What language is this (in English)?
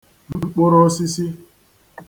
Igbo